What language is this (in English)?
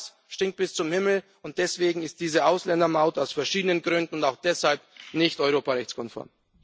German